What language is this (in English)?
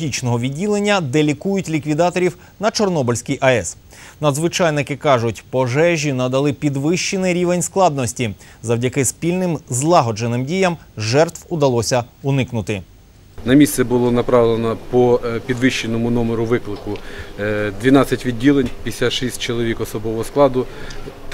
Russian